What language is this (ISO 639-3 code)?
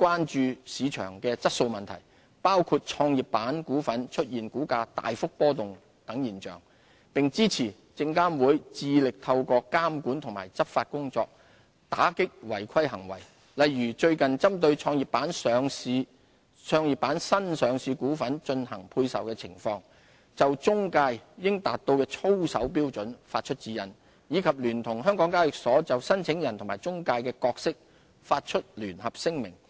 yue